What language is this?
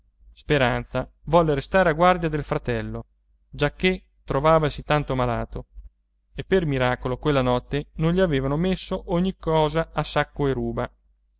Italian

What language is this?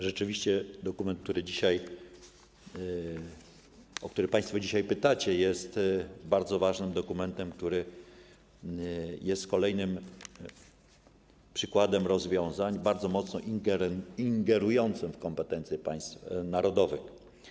Polish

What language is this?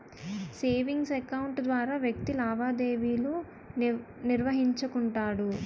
Telugu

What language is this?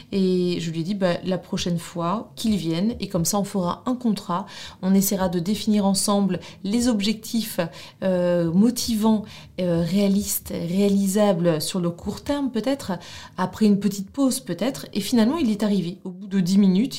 French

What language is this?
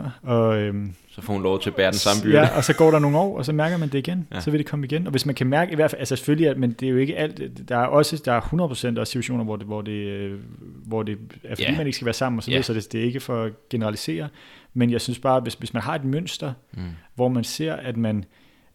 Danish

